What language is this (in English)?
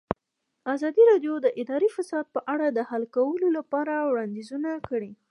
Pashto